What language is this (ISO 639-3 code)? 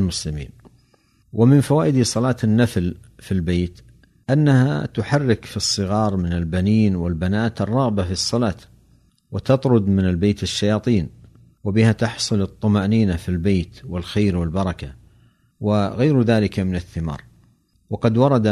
ara